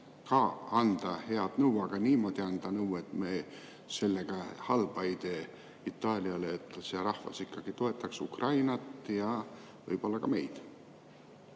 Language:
Estonian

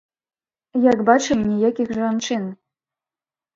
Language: Belarusian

